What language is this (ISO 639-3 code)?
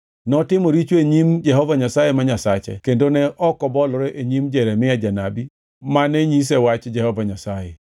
luo